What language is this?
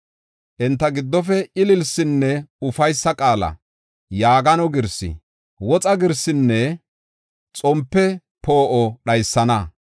Gofa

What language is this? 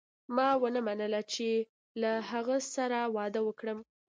Pashto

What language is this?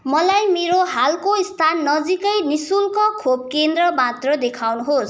Nepali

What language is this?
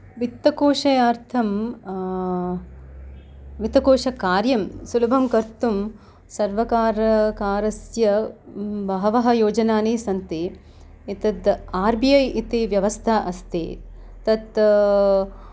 Sanskrit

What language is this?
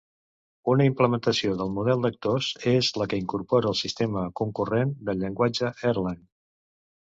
Catalan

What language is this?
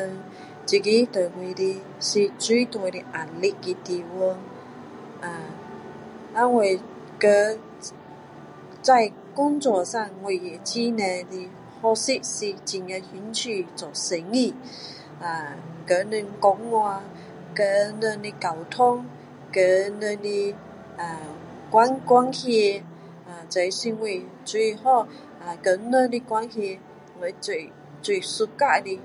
Min Dong Chinese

